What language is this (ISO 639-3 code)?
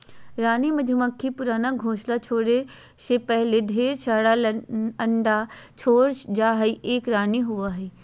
mag